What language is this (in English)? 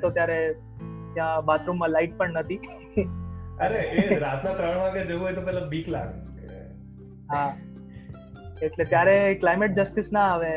Gujarati